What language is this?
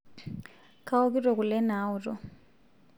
Masai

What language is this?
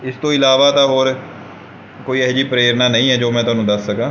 Punjabi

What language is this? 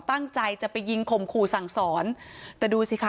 Thai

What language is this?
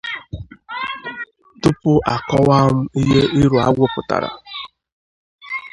Igbo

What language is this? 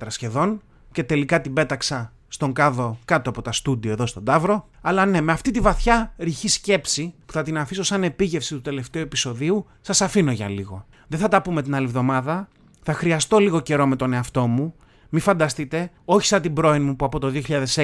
Greek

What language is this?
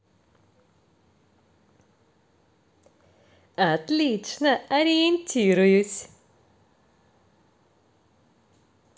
Russian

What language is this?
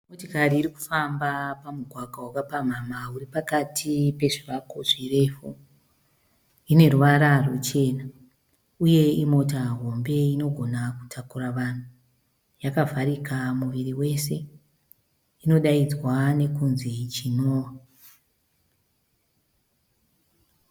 Shona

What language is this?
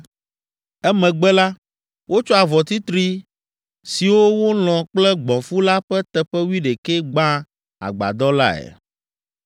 Ewe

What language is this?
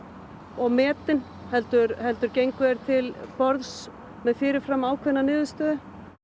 Icelandic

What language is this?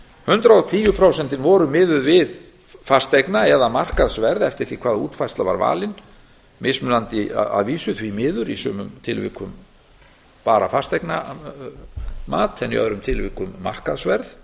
Icelandic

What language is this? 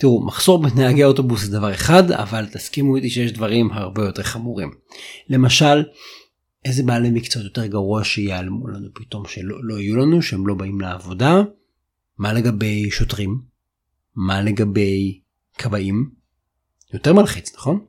Hebrew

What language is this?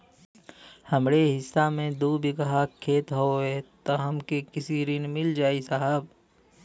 Bhojpuri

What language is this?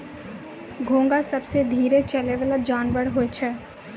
Maithili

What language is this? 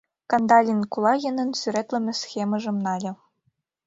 Mari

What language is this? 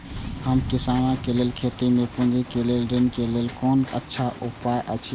Maithili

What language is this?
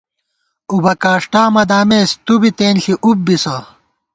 Gawar-Bati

